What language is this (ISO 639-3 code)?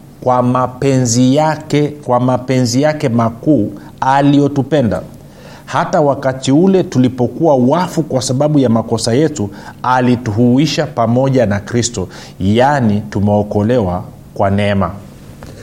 swa